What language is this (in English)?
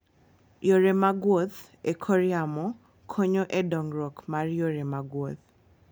Luo (Kenya and Tanzania)